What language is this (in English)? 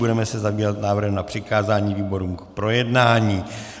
Czech